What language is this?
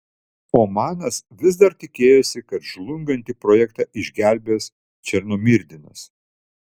Lithuanian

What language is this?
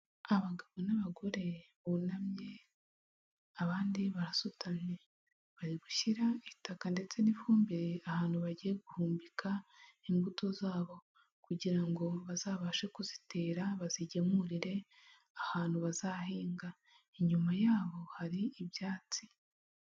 Kinyarwanda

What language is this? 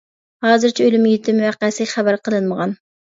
Uyghur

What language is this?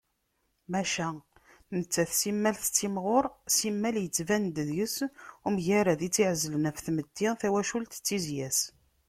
Kabyle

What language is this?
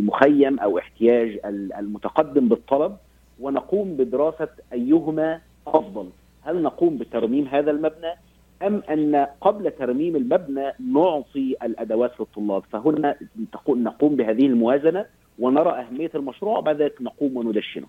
Arabic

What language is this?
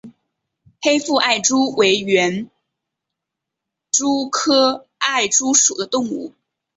Chinese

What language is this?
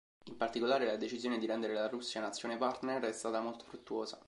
Italian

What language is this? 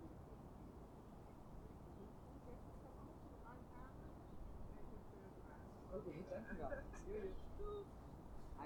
Dutch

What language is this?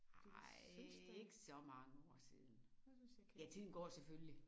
Danish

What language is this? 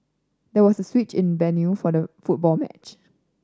English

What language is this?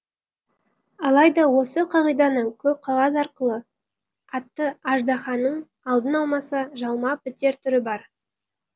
Kazakh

